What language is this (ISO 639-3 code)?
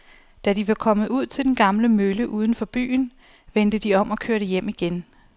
dan